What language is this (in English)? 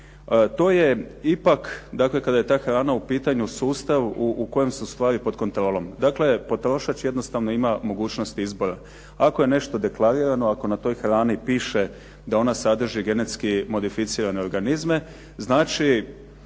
Croatian